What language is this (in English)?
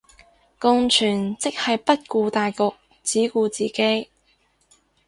Cantonese